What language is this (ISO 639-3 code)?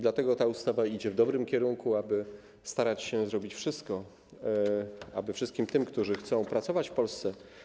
pol